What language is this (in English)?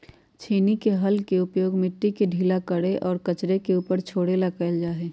Magahi